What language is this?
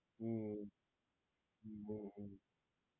Gujarati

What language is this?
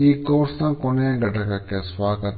Kannada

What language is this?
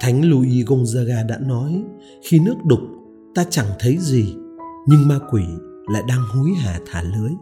Vietnamese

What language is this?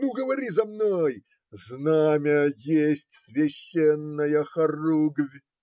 Russian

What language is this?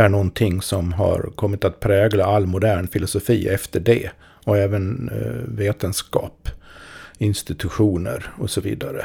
Swedish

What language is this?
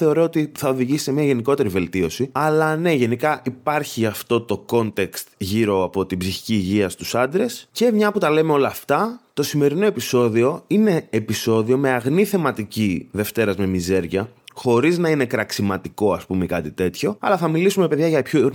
Greek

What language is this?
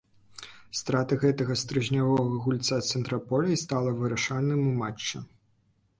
Belarusian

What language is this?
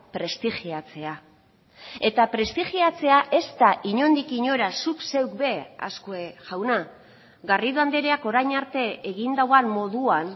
Basque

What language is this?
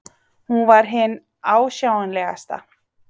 Icelandic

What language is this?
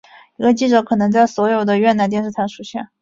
Chinese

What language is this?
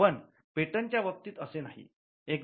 Marathi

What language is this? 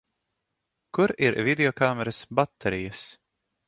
Latvian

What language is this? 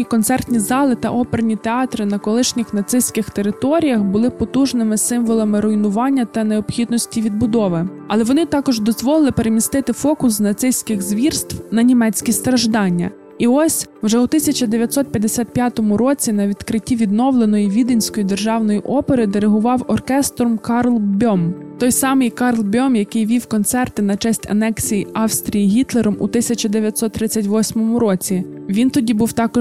Ukrainian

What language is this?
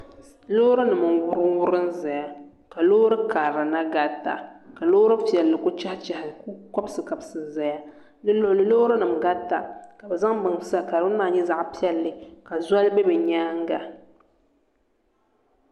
Dagbani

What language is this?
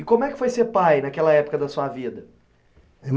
Portuguese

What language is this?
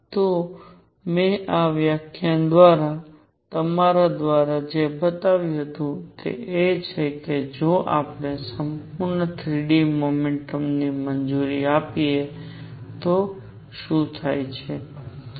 Gujarati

